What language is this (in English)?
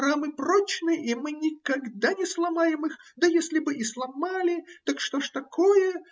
Russian